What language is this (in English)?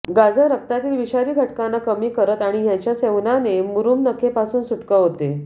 Marathi